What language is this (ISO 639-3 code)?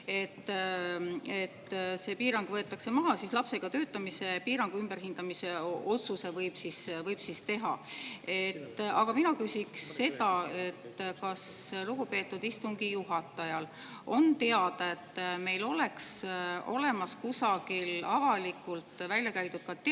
est